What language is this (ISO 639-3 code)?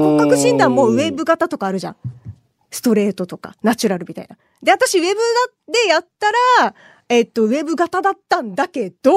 jpn